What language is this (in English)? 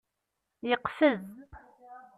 Kabyle